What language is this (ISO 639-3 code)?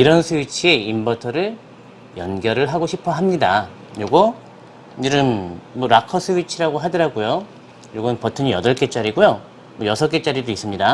kor